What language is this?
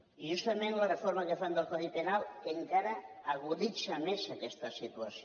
Catalan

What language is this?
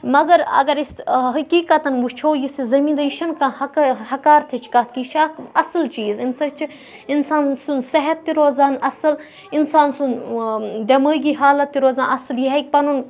Kashmiri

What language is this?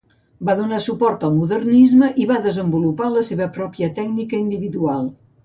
Catalan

